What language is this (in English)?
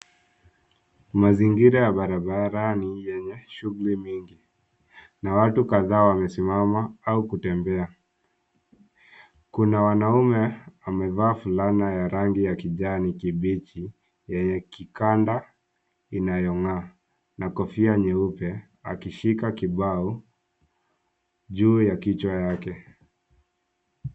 Swahili